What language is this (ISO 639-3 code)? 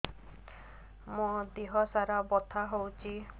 ori